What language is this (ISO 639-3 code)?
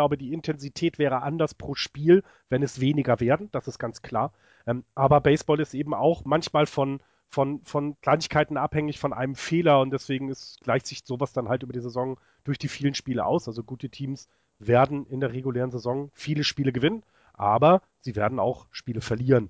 deu